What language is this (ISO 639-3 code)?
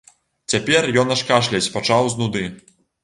bel